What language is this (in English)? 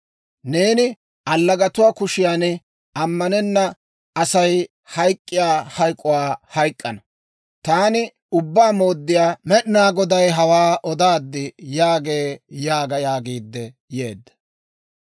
Dawro